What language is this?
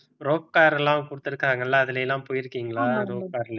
Tamil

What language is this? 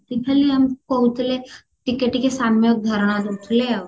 Odia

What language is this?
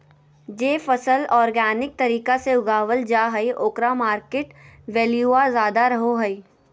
Magahi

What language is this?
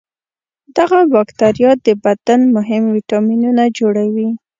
Pashto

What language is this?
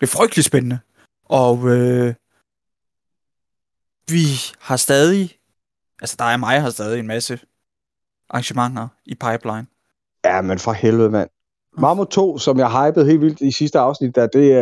Danish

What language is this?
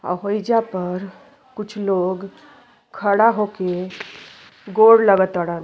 Bhojpuri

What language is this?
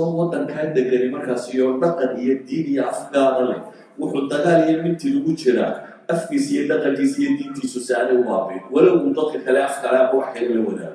Arabic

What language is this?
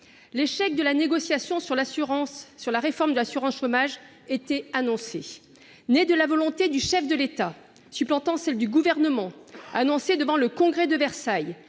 French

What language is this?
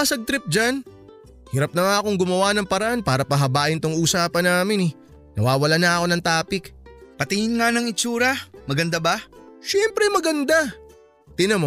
Filipino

